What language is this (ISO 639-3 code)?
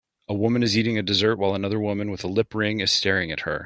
eng